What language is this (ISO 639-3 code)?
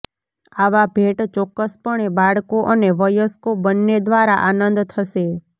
guj